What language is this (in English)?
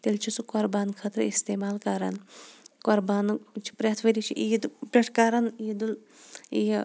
Kashmiri